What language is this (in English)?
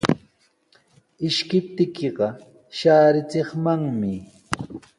Sihuas Ancash Quechua